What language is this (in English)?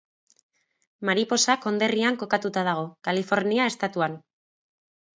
Basque